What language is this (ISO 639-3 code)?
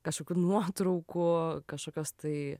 lit